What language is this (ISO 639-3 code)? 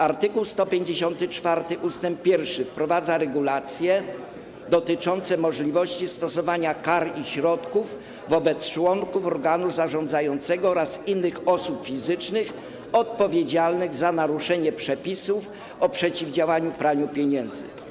pol